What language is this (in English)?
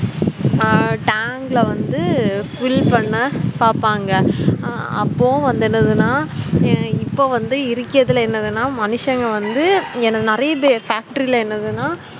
Tamil